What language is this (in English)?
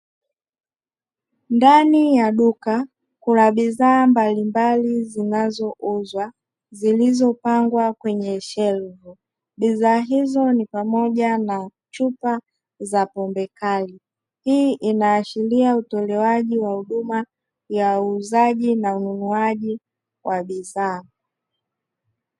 Swahili